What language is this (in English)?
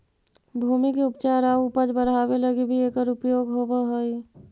Magahi